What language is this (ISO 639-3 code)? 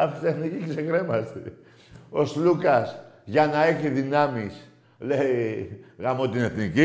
ell